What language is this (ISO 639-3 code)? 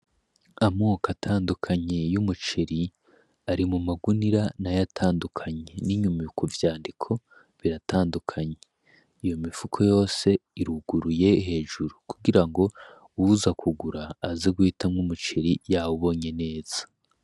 run